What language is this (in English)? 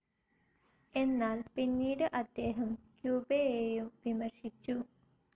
Malayalam